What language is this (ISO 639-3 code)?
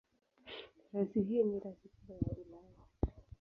swa